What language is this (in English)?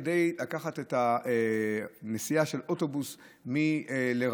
Hebrew